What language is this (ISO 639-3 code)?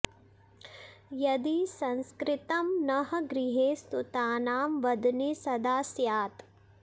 san